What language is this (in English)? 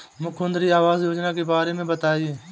Hindi